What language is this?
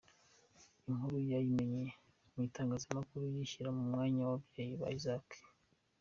Kinyarwanda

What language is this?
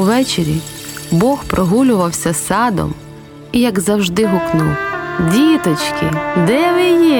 Ukrainian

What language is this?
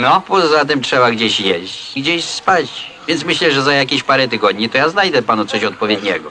Polish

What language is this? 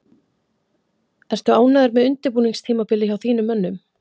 Icelandic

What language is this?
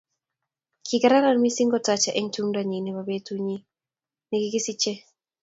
Kalenjin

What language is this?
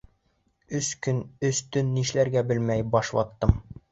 Bashkir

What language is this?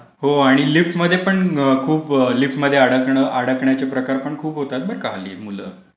Marathi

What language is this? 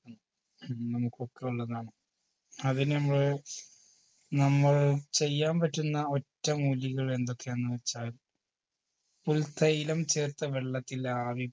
Malayalam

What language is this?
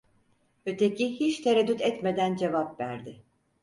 Turkish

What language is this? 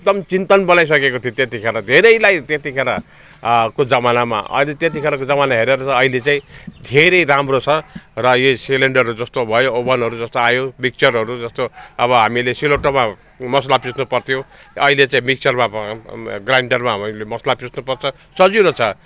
Nepali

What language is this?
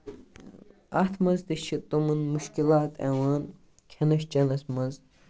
Kashmiri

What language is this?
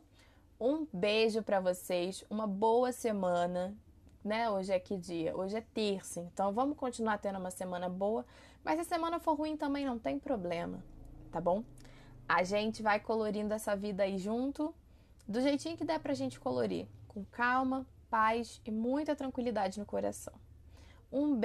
Portuguese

